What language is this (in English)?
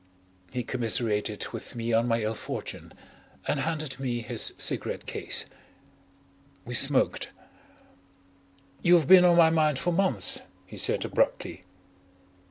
English